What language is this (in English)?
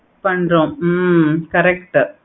Tamil